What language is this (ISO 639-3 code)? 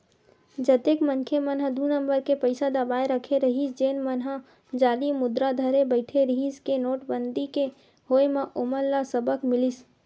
hne